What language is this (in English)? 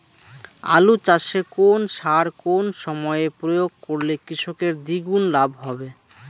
Bangla